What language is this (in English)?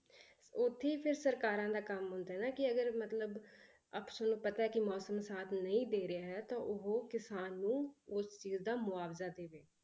Punjabi